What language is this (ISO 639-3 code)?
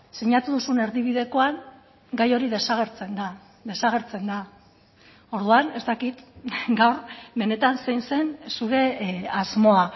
eus